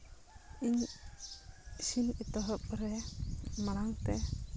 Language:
Santali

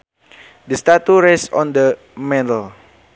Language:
Sundanese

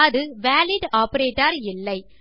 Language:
Tamil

